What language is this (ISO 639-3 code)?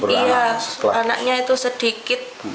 ind